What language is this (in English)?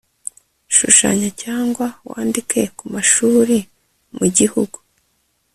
Kinyarwanda